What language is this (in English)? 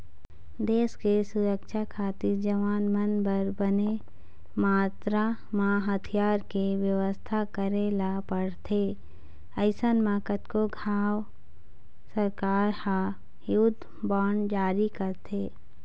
Chhattisgarhi